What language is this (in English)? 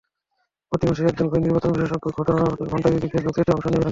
Bangla